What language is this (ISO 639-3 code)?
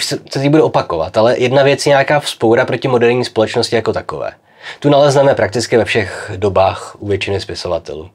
ces